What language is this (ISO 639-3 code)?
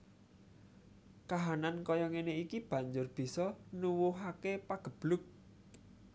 jav